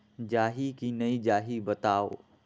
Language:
Chhattisgarhi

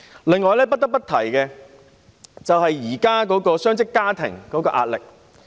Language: Cantonese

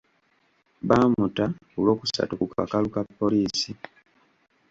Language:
Ganda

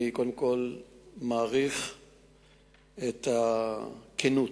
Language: Hebrew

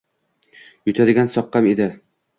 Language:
Uzbek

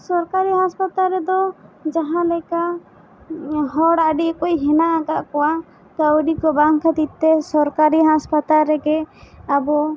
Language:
Santali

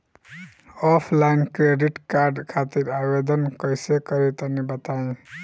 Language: Bhojpuri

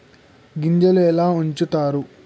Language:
Telugu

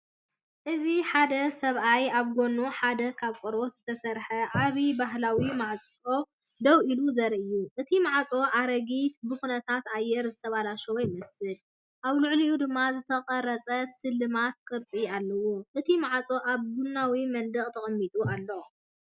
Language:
Tigrinya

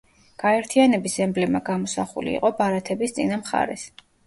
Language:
Georgian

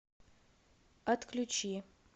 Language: Russian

